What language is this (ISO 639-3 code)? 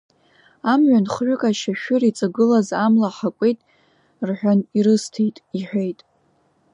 abk